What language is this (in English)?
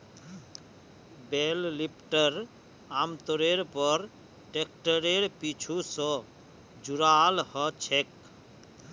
Magahi